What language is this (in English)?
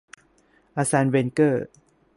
Thai